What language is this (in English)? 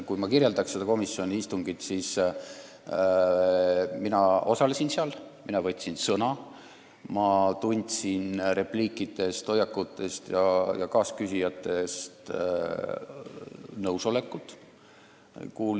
Estonian